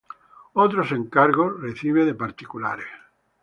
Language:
Spanish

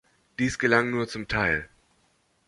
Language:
German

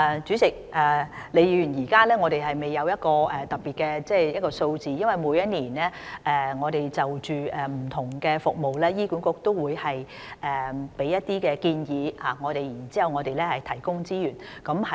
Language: Cantonese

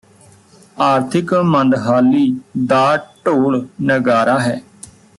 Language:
Punjabi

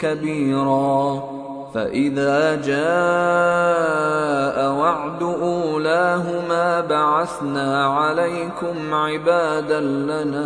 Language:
Arabic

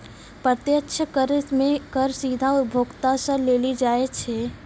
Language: Maithili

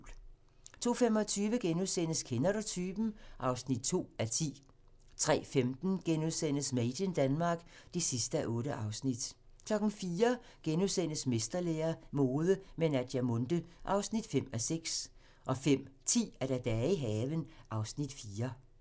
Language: Danish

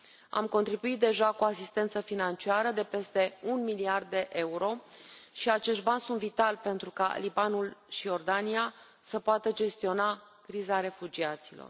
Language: Romanian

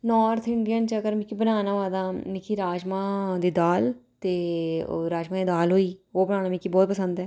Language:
Dogri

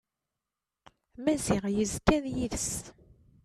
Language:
Kabyle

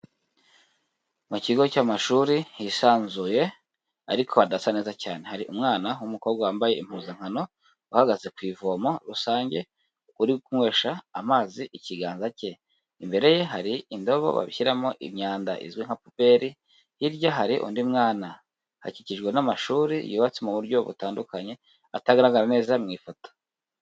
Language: Kinyarwanda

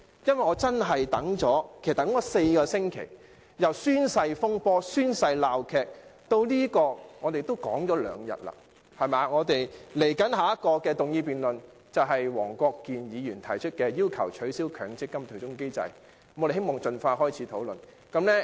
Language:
Cantonese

